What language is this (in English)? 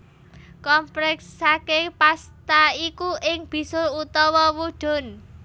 Javanese